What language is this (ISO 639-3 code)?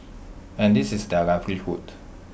eng